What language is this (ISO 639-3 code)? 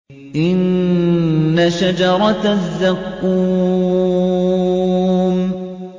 ara